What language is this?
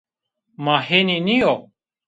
Zaza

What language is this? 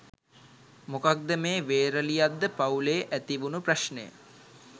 Sinhala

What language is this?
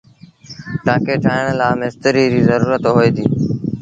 Sindhi Bhil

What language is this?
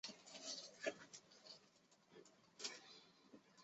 Chinese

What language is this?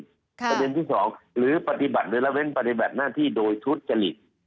Thai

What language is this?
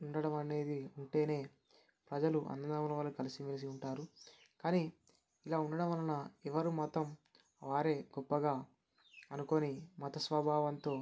Telugu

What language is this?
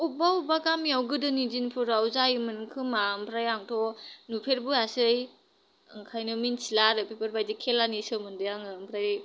Bodo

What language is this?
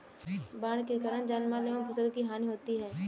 Hindi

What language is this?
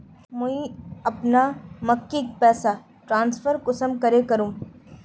Magahi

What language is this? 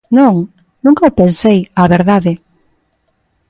Galician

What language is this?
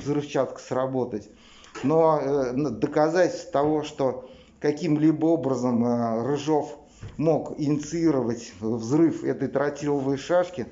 Russian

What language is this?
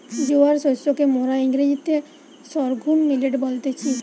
Bangla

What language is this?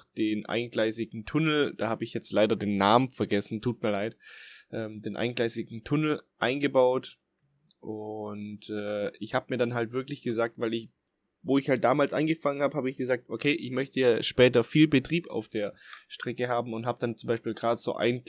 German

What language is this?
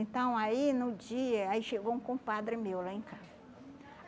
Portuguese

